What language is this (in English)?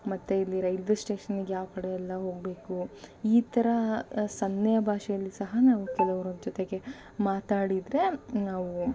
Kannada